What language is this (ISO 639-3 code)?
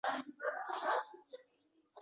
uzb